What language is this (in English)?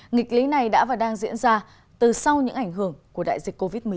Vietnamese